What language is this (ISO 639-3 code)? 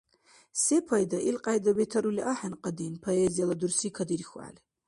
dar